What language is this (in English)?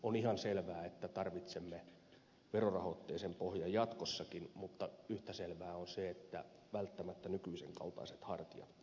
Finnish